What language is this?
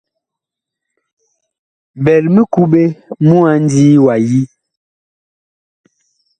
Bakoko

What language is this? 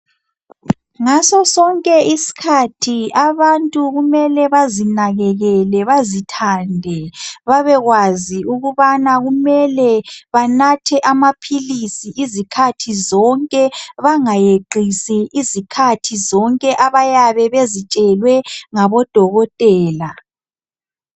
North Ndebele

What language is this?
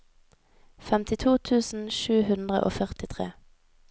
Norwegian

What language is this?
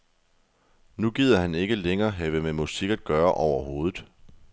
Danish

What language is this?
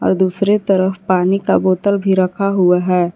Hindi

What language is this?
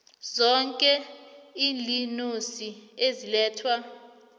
South Ndebele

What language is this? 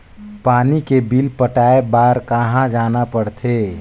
Chhattisgarhi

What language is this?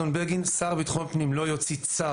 Hebrew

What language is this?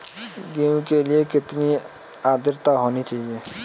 Hindi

